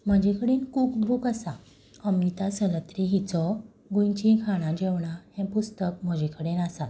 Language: Konkani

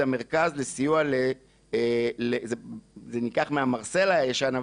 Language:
Hebrew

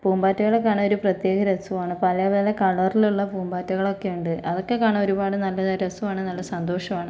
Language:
Malayalam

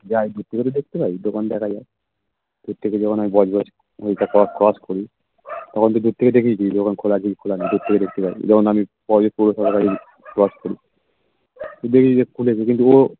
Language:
Bangla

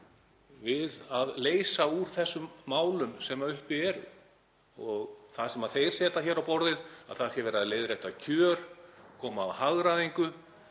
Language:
Icelandic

